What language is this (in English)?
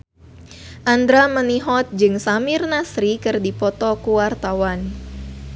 Sundanese